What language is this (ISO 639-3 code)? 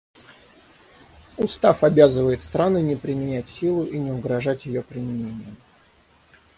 rus